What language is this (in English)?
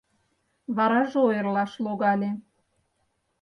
Mari